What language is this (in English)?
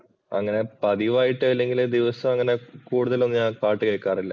Malayalam